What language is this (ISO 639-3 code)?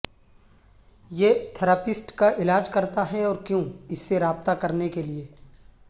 urd